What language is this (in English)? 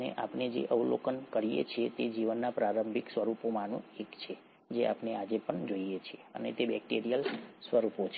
Gujarati